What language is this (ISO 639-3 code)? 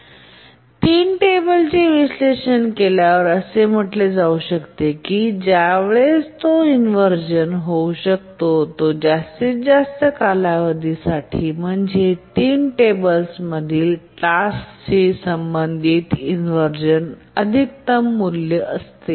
mar